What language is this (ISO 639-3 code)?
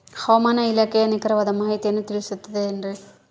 kan